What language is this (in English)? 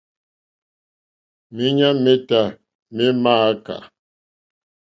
Mokpwe